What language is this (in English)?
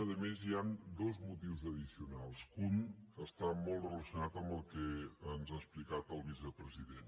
Catalan